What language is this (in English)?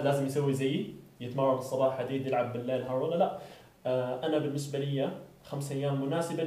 Arabic